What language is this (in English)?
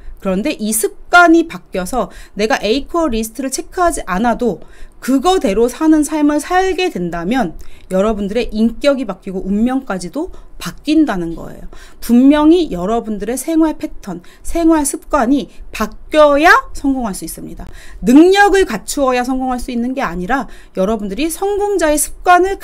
Korean